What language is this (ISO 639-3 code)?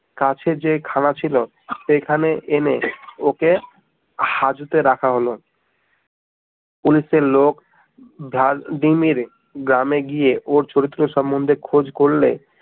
ben